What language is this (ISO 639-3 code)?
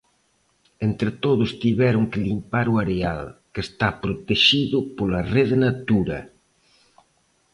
glg